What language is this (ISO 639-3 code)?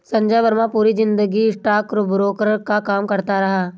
hin